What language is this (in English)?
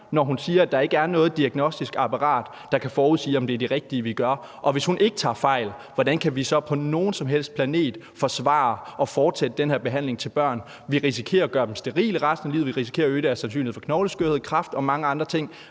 Danish